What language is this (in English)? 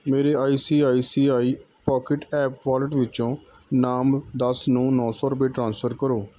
Punjabi